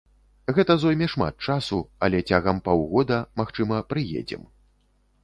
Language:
Belarusian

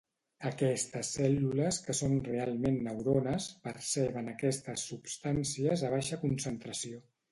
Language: Catalan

